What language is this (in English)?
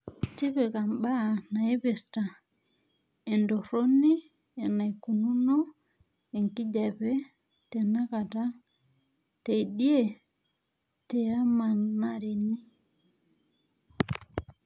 Masai